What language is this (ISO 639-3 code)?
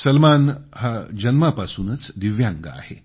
mar